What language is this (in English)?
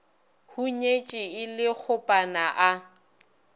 Northern Sotho